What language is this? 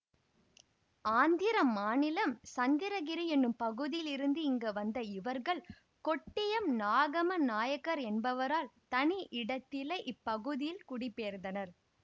Tamil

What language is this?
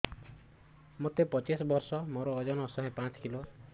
Odia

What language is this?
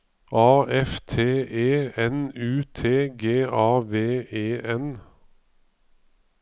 Norwegian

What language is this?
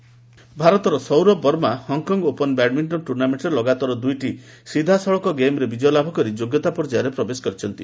Odia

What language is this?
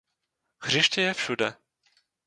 Czech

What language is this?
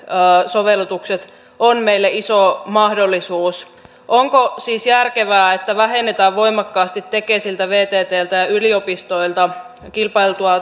Finnish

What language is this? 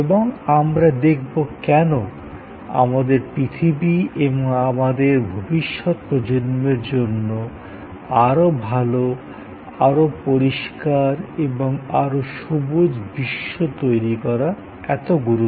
Bangla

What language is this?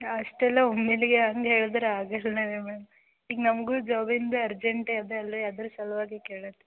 Kannada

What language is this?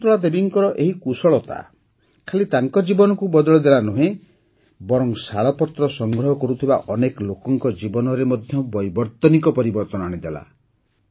Odia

